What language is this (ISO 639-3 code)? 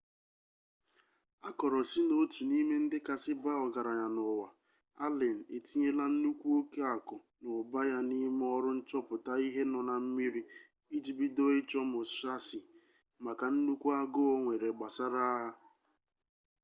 ibo